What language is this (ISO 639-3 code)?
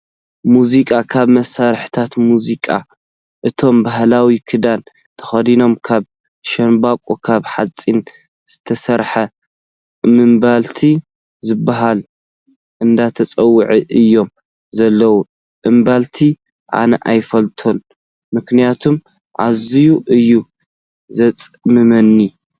tir